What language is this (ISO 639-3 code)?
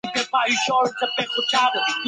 zho